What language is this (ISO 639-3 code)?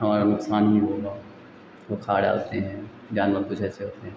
hin